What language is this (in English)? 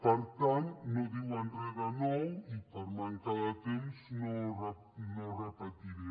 Catalan